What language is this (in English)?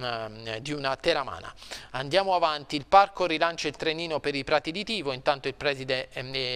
Italian